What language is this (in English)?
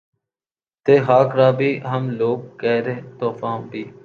Urdu